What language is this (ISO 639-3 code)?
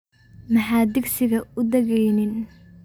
som